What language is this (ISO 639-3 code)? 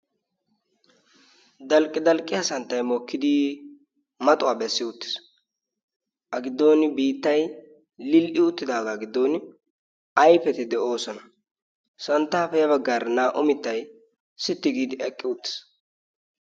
wal